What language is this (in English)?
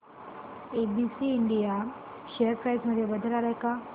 Marathi